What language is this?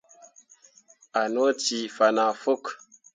Mundang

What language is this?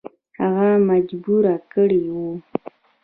Pashto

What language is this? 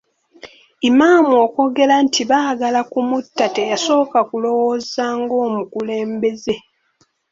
Ganda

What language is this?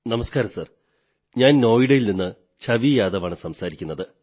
Malayalam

